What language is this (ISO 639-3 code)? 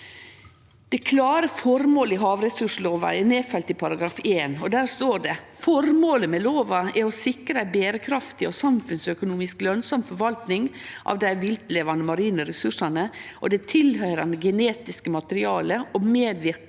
nor